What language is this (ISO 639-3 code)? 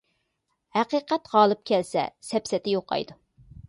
uig